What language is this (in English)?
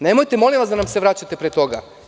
Serbian